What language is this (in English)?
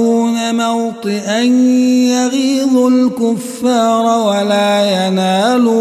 Arabic